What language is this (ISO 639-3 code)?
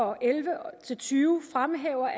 dan